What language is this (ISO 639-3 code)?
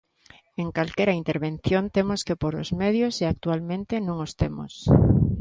glg